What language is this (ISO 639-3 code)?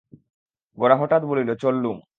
ben